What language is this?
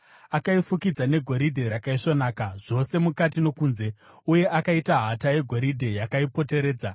Shona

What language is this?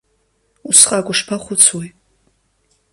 Abkhazian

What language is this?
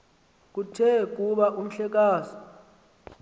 Xhosa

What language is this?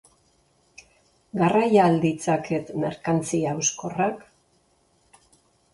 Basque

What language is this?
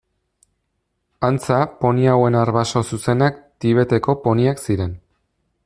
Basque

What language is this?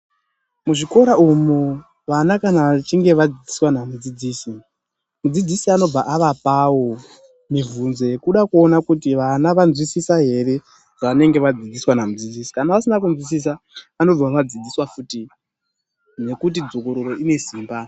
Ndau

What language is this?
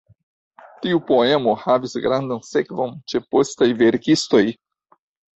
Esperanto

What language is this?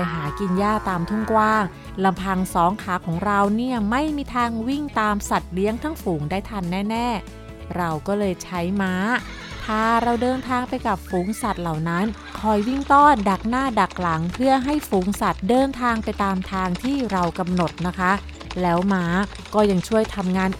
Thai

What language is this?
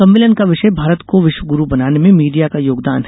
Hindi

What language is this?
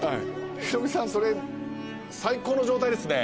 Japanese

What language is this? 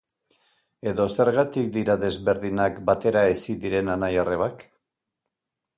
Basque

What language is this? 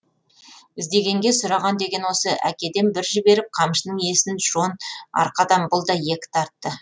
Kazakh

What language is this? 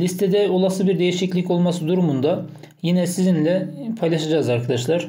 Turkish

